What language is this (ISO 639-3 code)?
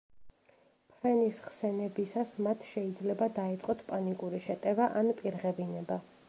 kat